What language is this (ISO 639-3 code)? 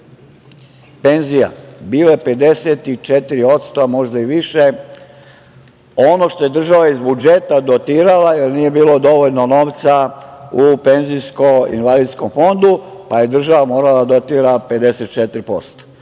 srp